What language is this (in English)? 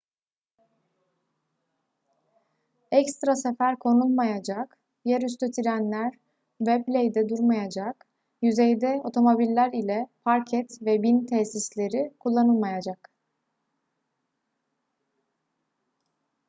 Turkish